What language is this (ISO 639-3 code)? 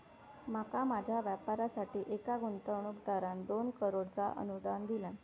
mar